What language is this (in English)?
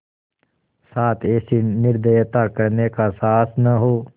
Hindi